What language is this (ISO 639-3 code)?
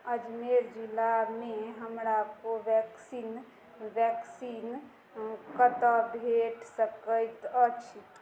mai